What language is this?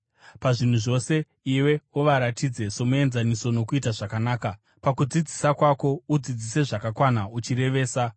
Shona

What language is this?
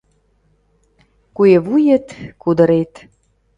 Mari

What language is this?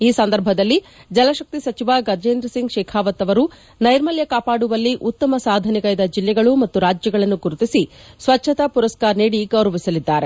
Kannada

